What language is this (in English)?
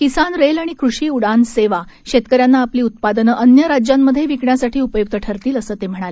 Marathi